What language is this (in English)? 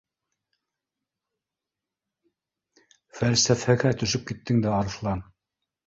Bashkir